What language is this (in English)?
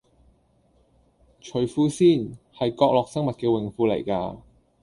Cantonese